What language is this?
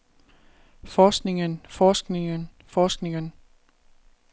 Danish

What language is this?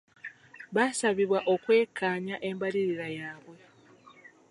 Ganda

